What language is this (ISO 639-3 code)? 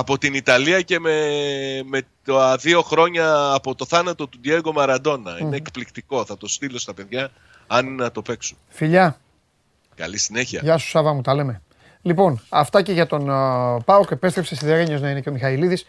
ell